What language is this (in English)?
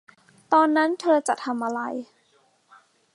Thai